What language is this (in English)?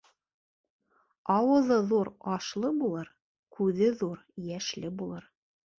Bashkir